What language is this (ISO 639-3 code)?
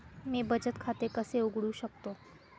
mar